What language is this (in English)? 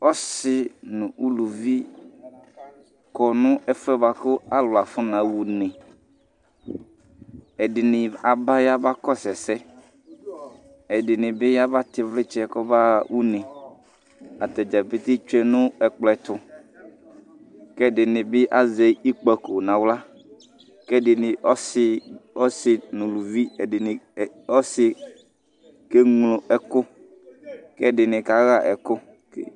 Ikposo